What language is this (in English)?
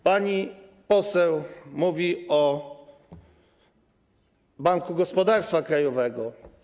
Polish